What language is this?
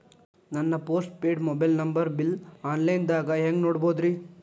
Kannada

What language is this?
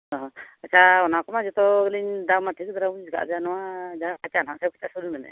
Santali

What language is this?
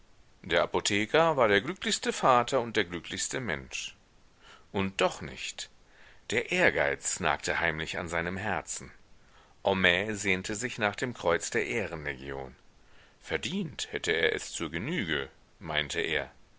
German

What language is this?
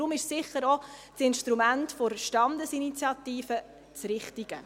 Swiss German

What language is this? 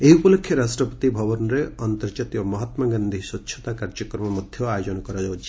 Odia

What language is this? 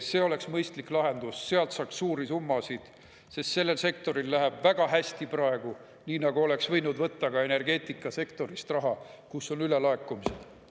Estonian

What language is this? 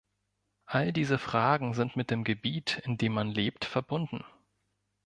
German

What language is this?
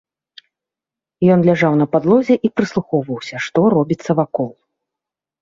Belarusian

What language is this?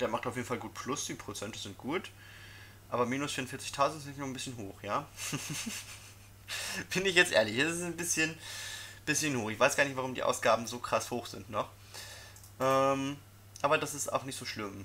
German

